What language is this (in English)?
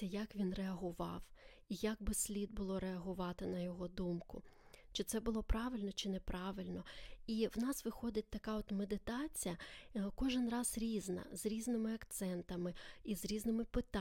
Ukrainian